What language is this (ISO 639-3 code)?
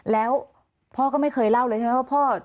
tha